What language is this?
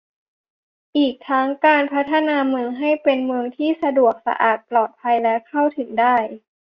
Thai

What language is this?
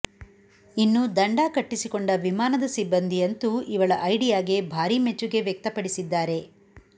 Kannada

